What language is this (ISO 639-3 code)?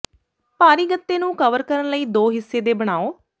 pan